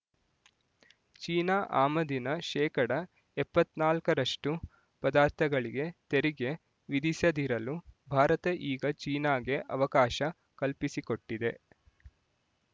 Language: Kannada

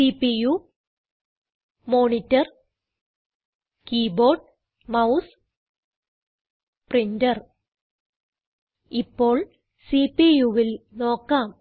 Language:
Malayalam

